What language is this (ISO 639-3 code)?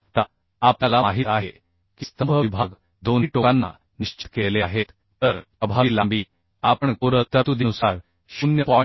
mar